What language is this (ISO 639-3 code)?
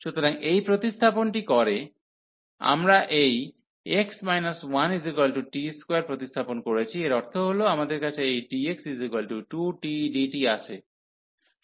ben